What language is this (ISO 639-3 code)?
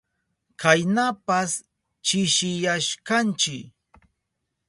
qup